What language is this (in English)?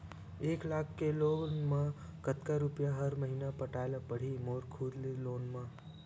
Chhattisgarhi